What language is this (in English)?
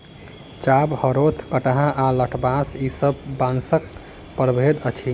Maithili